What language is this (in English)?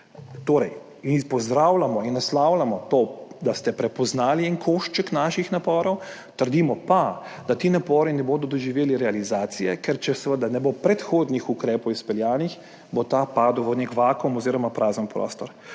Slovenian